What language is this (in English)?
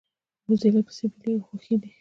Pashto